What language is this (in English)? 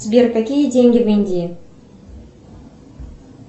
Russian